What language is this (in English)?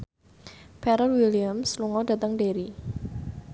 Javanese